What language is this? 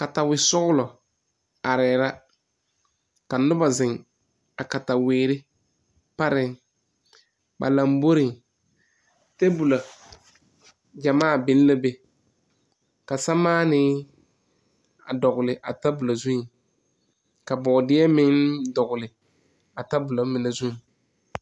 Southern Dagaare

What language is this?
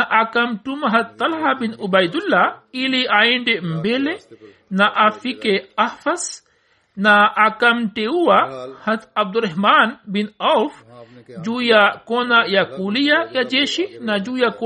Swahili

